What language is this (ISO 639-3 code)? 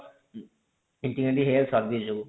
ori